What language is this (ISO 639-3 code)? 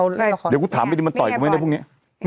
tha